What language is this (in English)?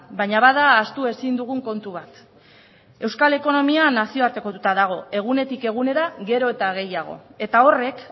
Basque